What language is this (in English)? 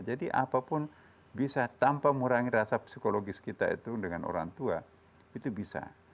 Indonesian